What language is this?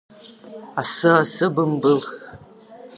Abkhazian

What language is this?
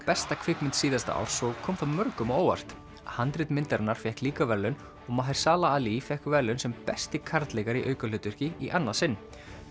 Icelandic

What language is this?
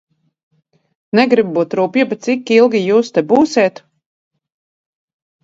Latvian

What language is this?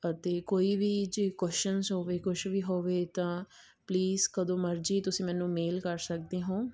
Punjabi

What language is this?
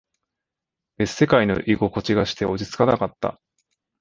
Japanese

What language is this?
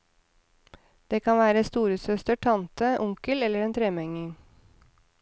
Norwegian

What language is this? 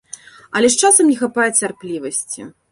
Belarusian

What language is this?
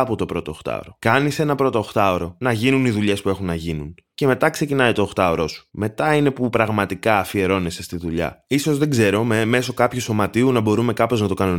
Greek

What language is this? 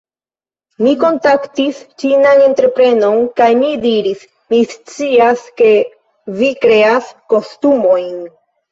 Esperanto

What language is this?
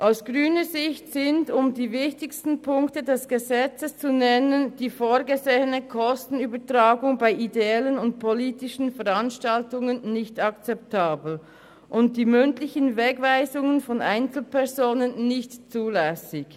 Swiss German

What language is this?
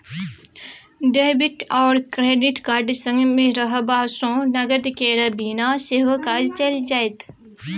Maithili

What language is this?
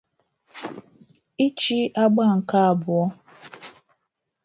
Igbo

